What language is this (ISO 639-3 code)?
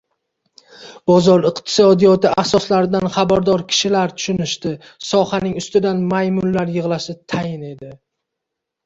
uzb